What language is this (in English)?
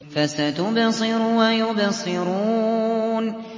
Arabic